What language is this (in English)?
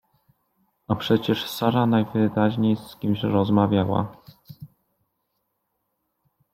Polish